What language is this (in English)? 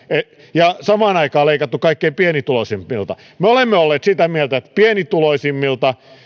Finnish